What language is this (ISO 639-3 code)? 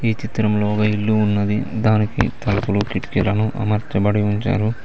tel